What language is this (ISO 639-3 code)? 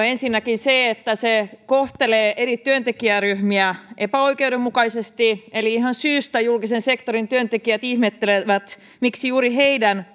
fin